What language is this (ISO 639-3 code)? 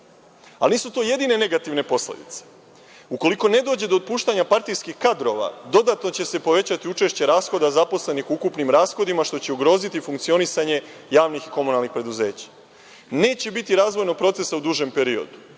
srp